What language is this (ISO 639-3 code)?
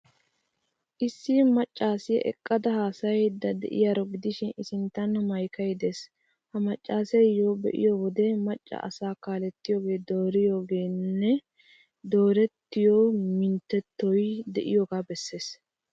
wal